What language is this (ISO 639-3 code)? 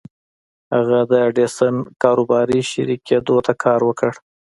pus